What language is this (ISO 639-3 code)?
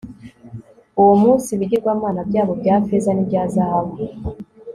kin